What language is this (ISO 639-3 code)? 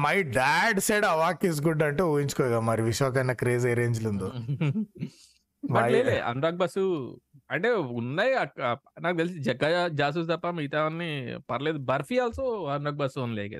tel